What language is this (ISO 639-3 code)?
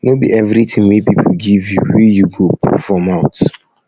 pcm